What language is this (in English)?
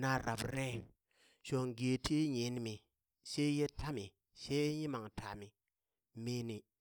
Burak